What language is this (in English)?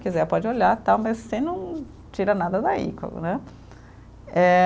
Portuguese